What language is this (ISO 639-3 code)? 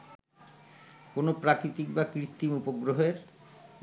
ben